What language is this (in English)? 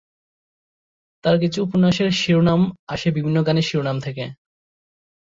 Bangla